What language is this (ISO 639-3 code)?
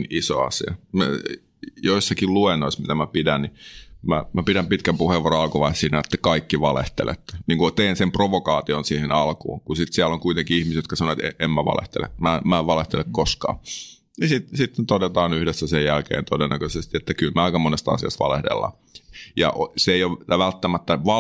fin